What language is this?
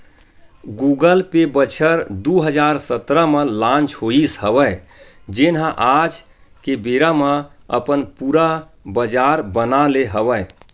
Chhattisgarhi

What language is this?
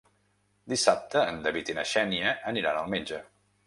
Catalan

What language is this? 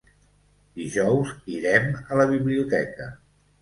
Catalan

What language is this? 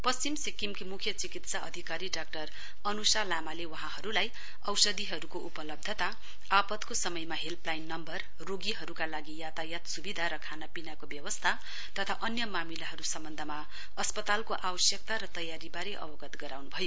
Nepali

